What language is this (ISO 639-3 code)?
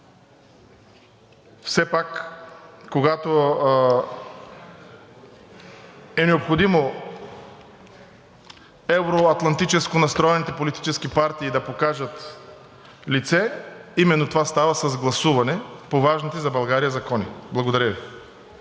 bul